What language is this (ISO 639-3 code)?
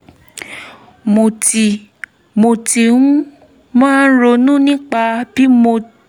yor